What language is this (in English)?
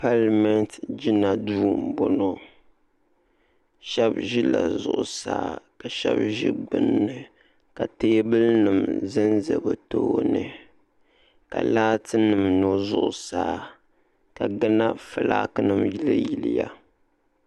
Dagbani